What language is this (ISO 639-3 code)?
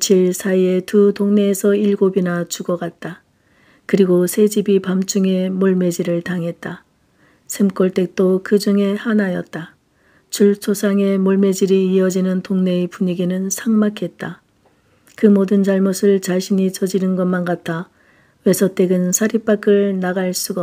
kor